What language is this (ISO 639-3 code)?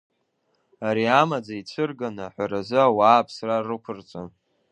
abk